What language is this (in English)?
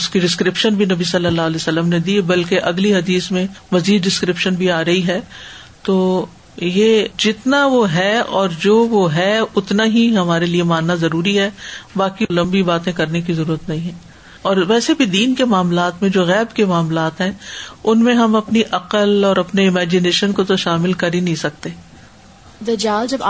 Urdu